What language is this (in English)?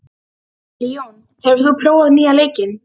Icelandic